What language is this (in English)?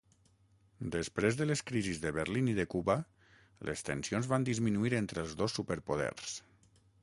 Catalan